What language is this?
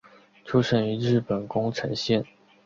Chinese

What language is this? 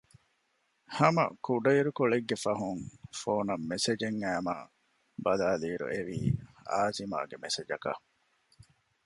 Divehi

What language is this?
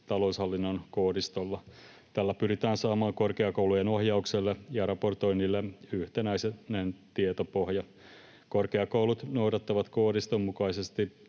Finnish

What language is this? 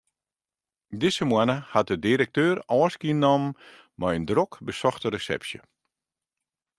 Western Frisian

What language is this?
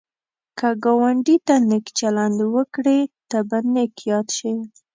Pashto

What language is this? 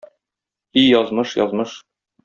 Tatar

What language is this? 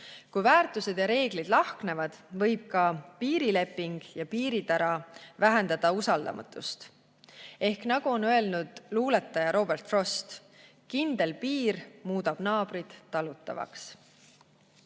Estonian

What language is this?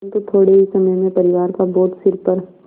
Hindi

